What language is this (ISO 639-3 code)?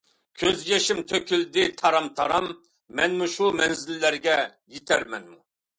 uig